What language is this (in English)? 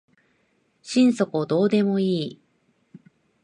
Japanese